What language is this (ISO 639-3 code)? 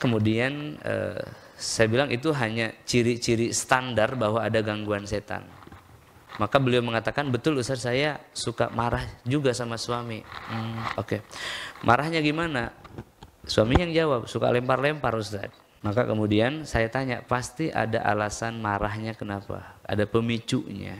ind